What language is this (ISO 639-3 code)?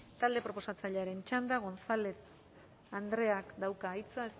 eus